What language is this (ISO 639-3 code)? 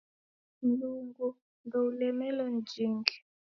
dav